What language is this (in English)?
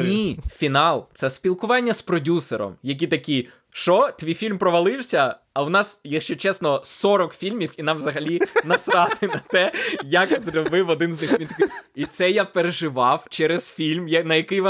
Ukrainian